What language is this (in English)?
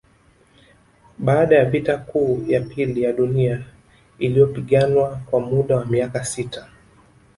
Swahili